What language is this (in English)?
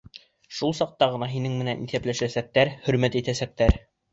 Bashkir